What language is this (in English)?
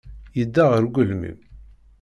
Kabyle